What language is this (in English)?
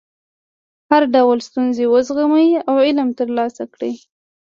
Pashto